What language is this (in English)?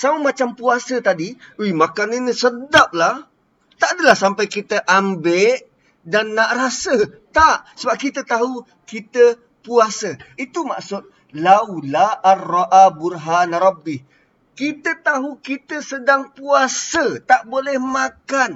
Malay